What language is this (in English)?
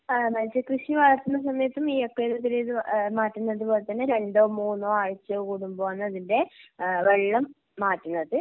Malayalam